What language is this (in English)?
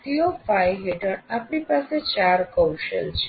Gujarati